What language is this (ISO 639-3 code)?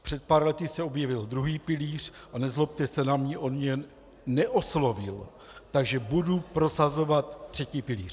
ces